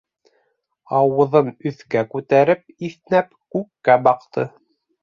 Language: Bashkir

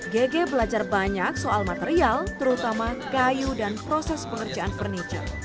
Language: Indonesian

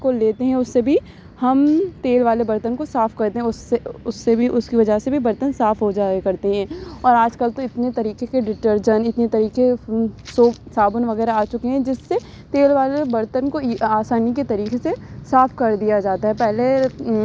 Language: Urdu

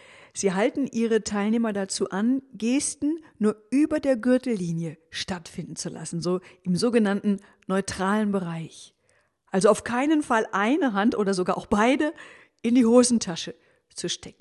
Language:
German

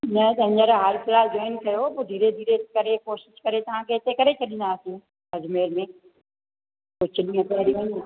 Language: Sindhi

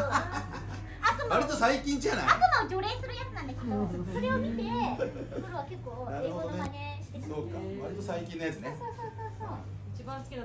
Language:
Japanese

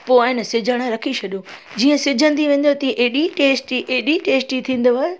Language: Sindhi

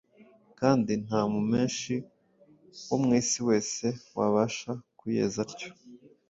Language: Kinyarwanda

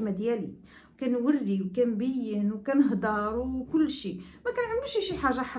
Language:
Arabic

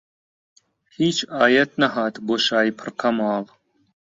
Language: Central Kurdish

